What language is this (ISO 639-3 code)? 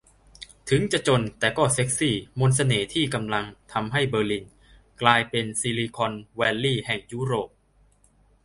tha